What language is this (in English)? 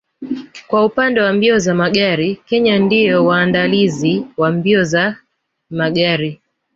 Swahili